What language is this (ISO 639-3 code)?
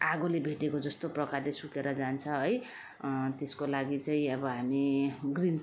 nep